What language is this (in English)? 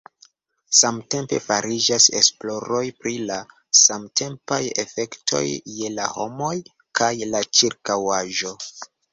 Esperanto